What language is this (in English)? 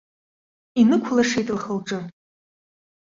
Abkhazian